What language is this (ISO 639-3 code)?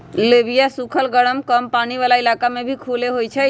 mag